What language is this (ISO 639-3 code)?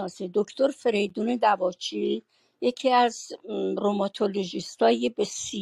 fas